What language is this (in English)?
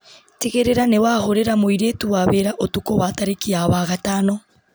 Kikuyu